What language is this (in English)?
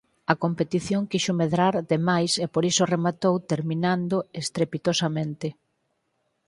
Galician